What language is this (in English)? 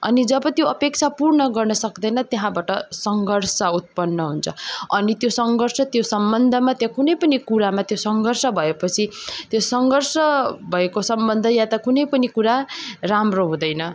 Nepali